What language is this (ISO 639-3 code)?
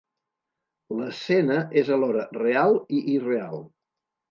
cat